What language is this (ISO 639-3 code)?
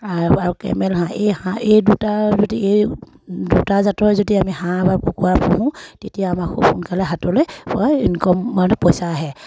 asm